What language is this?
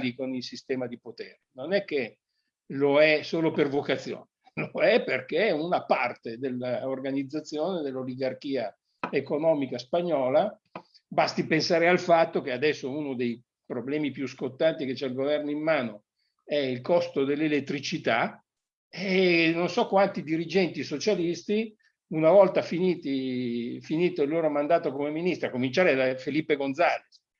Italian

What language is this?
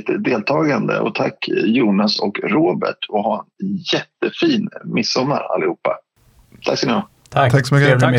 Swedish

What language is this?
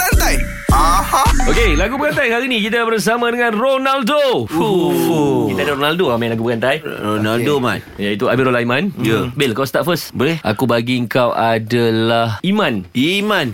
Malay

